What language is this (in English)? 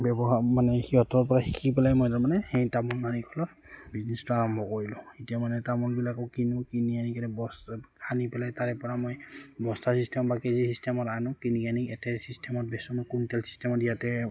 Assamese